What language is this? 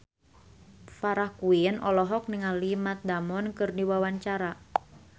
Sundanese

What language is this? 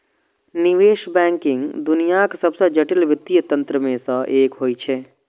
Maithili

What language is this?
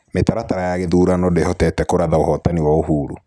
Kikuyu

